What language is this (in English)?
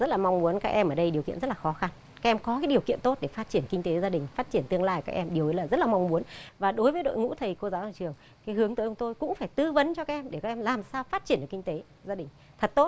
Vietnamese